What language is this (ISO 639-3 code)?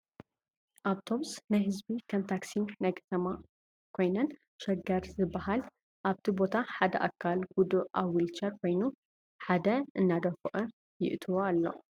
tir